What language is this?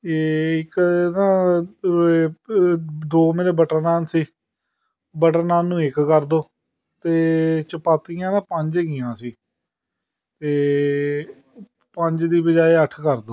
Punjabi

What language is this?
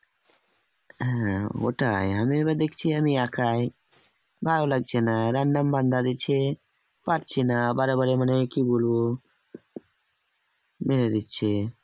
Bangla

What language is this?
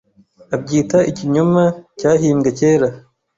Kinyarwanda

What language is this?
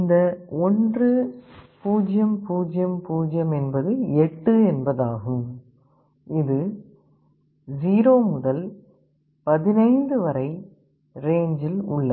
Tamil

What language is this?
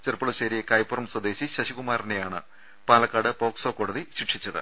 Malayalam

